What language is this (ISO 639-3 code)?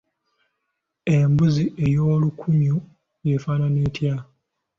lug